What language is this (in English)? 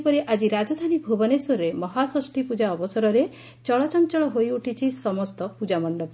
Odia